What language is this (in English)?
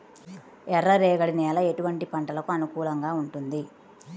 Telugu